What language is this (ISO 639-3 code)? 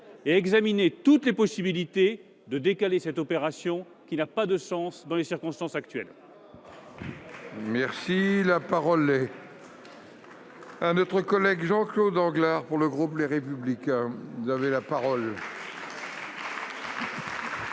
fra